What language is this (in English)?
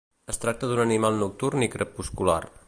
Catalan